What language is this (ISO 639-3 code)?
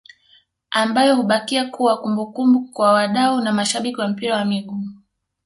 swa